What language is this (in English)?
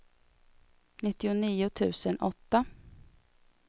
Swedish